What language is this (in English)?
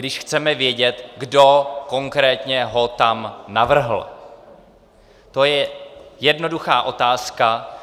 Czech